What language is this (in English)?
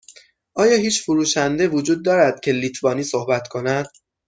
Persian